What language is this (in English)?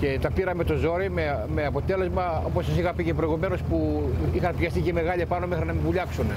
Spanish